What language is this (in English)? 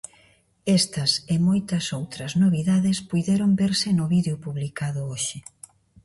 Galician